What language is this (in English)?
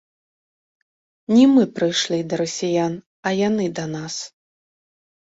Belarusian